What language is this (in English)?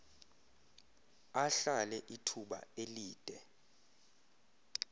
Xhosa